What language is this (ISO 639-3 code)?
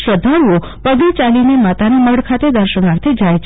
guj